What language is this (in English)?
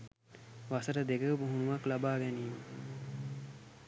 Sinhala